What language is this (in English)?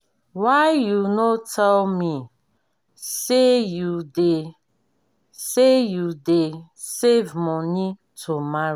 Nigerian Pidgin